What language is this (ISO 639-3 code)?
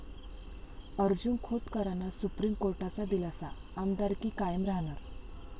mar